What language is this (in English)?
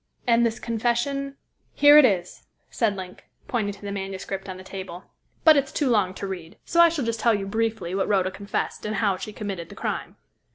English